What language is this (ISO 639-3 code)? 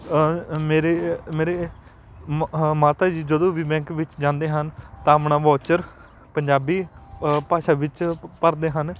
pan